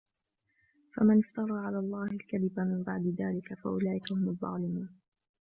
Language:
Arabic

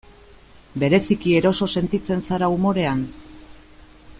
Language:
Basque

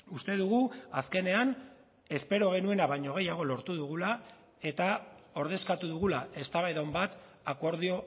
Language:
Basque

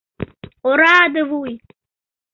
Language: Mari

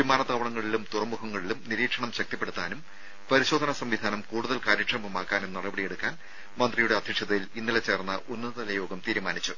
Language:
Malayalam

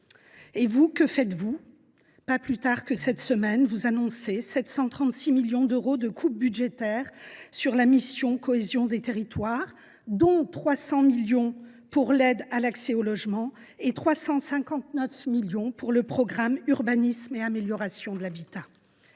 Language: French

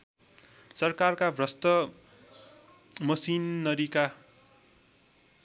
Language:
Nepali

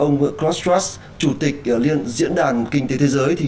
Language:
Vietnamese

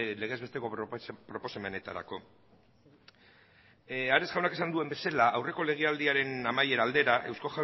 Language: Basque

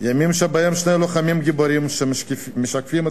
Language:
Hebrew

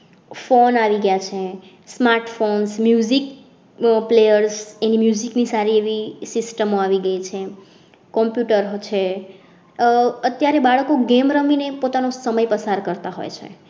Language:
Gujarati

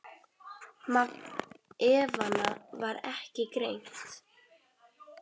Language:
Icelandic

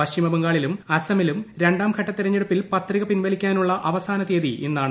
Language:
Malayalam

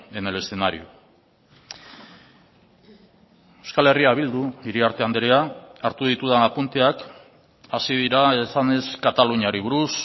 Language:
Basque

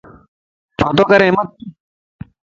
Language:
Lasi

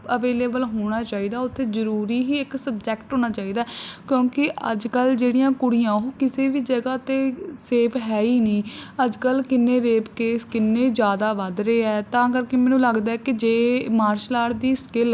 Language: Punjabi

